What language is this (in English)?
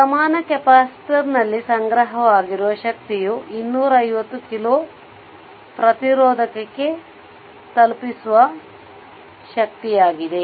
Kannada